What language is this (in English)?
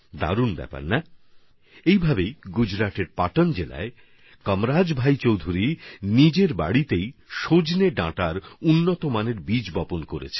Bangla